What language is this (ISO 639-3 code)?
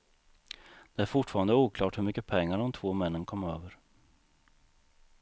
swe